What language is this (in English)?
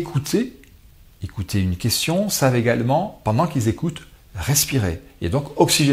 French